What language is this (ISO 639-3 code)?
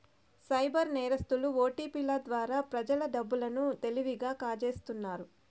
tel